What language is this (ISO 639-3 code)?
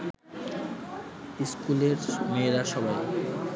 ben